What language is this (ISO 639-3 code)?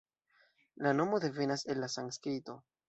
epo